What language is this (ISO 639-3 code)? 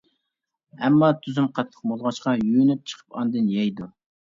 uig